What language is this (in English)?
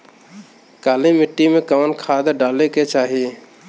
Bhojpuri